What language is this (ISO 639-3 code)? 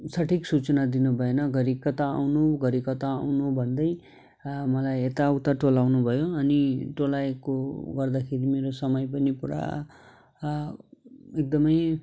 nep